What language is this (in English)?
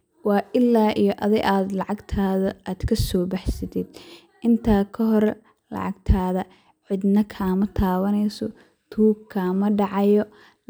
Somali